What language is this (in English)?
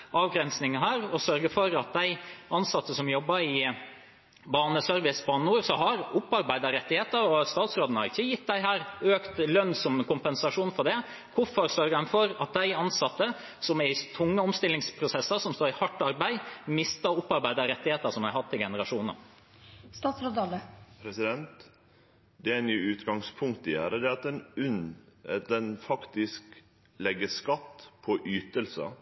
Norwegian